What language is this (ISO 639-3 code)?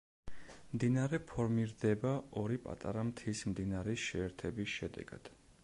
kat